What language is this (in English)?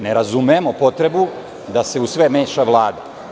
Serbian